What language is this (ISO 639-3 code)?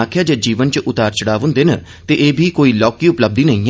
doi